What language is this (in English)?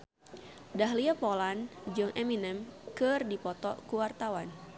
Sundanese